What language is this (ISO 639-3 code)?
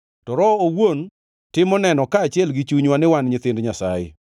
luo